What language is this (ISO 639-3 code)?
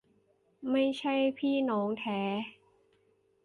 tha